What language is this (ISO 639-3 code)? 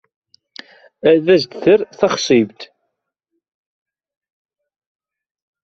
kab